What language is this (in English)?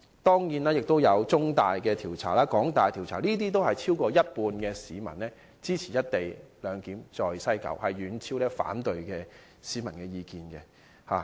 Cantonese